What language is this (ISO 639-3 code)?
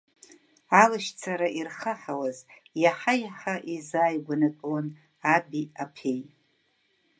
abk